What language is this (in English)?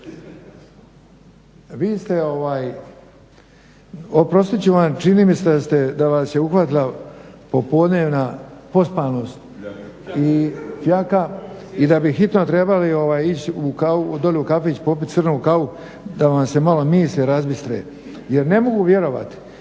Croatian